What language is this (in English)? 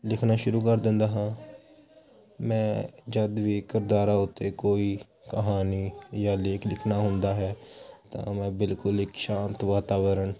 Punjabi